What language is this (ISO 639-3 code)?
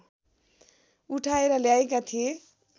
nep